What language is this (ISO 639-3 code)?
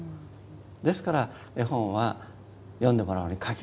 jpn